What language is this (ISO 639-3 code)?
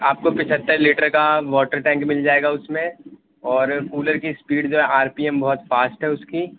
urd